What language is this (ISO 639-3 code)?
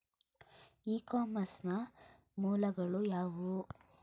kan